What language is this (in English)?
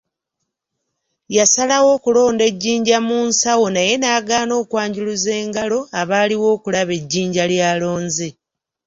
Ganda